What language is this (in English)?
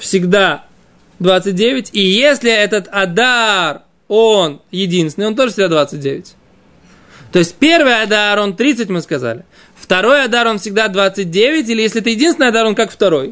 Russian